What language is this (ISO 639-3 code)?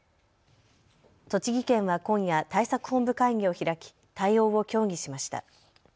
jpn